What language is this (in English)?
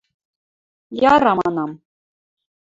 Western Mari